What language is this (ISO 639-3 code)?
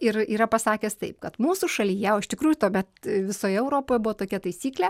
lit